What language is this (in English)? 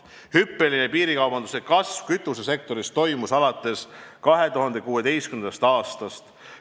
Estonian